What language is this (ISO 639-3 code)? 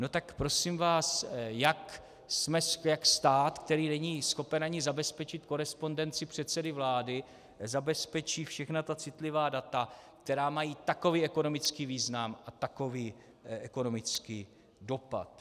ces